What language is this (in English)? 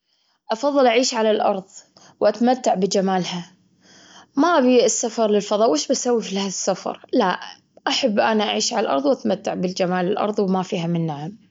Gulf Arabic